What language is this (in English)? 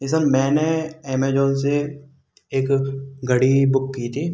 Hindi